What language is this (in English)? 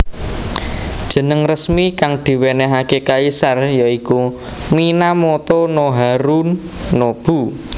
Javanese